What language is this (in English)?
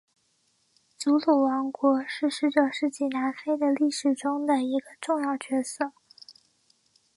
Chinese